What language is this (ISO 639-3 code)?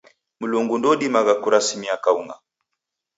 dav